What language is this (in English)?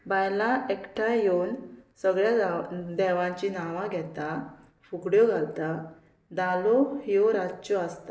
Konkani